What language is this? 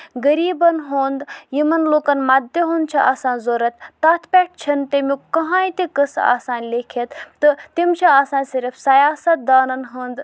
Kashmiri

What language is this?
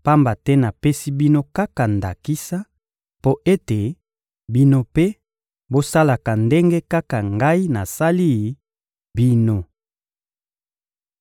Lingala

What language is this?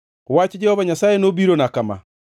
Luo (Kenya and Tanzania)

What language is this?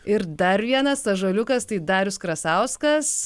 Lithuanian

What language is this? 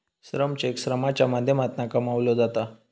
Marathi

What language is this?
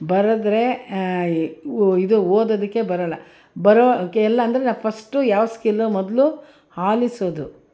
Kannada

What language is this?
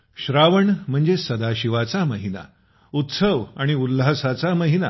Marathi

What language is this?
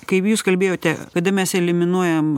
Lithuanian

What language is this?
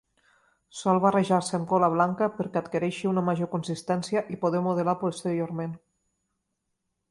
Catalan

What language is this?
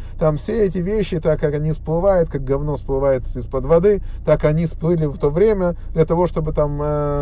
Russian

